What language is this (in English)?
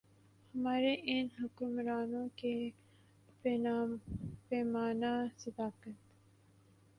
Urdu